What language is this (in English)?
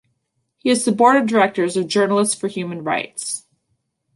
English